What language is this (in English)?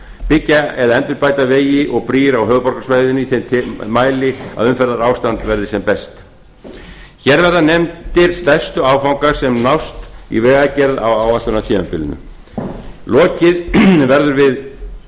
Icelandic